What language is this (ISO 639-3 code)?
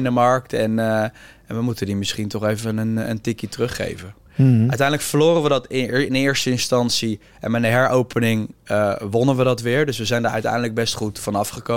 nld